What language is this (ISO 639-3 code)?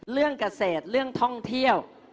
tha